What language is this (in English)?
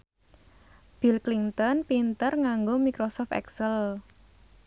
Javanese